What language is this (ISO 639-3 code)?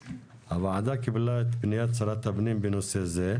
heb